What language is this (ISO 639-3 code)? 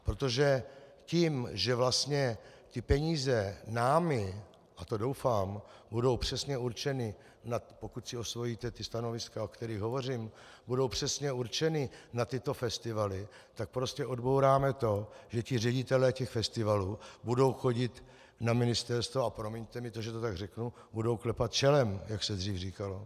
ces